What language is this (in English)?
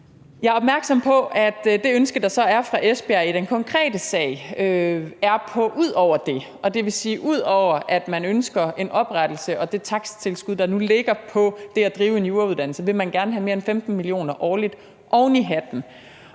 Danish